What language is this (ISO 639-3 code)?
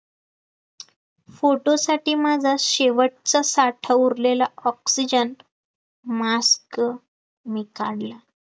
mar